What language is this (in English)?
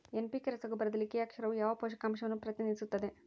Kannada